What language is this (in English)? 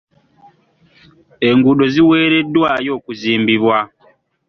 Ganda